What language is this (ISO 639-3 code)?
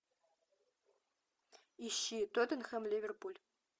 rus